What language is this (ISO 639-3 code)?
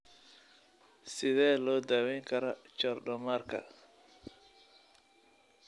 som